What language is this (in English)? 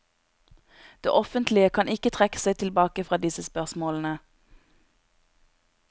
Norwegian